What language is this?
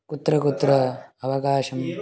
Sanskrit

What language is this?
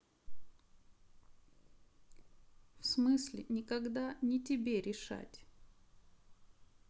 Russian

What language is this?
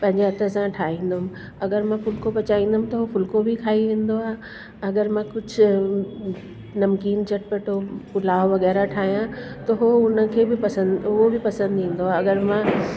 Sindhi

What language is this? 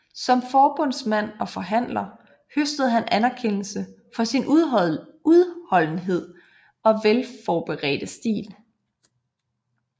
Danish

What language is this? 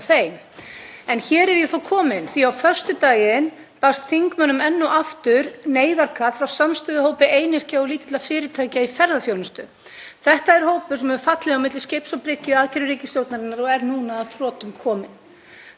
Icelandic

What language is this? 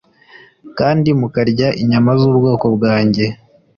Kinyarwanda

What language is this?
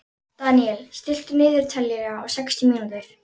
Icelandic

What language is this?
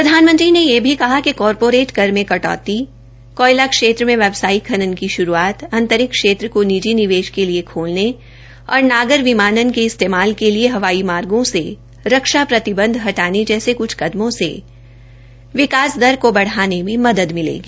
Hindi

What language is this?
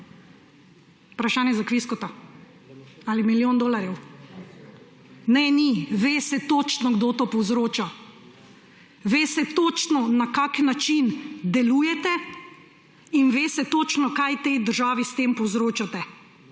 Slovenian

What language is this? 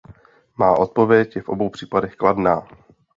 Czech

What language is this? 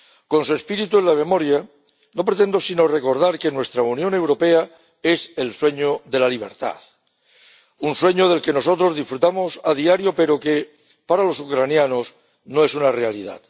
Spanish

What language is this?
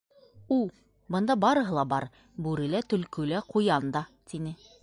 Bashkir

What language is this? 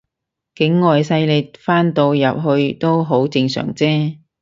Cantonese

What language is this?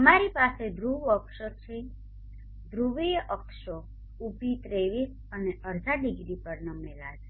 Gujarati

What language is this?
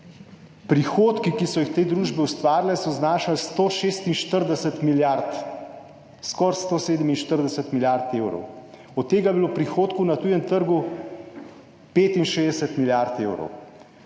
Slovenian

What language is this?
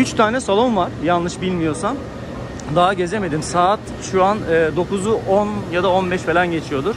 Turkish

